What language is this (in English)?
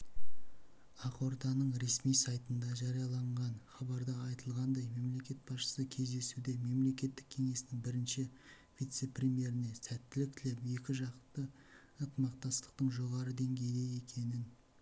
Kazakh